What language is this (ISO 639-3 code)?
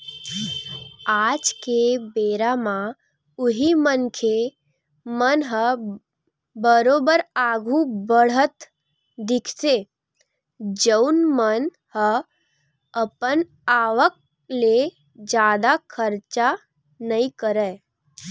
hne